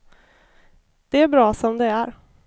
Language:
Swedish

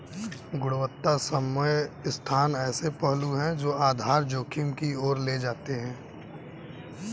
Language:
Hindi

